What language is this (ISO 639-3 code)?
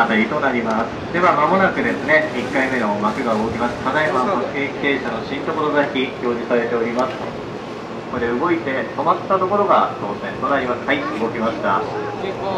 jpn